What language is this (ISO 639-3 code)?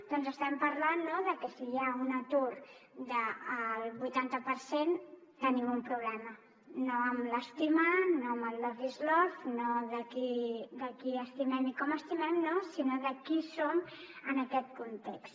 cat